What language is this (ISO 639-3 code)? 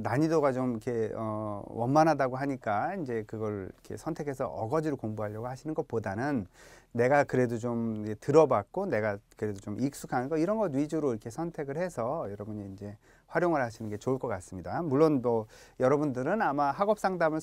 kor